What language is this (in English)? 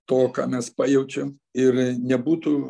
Lithuanian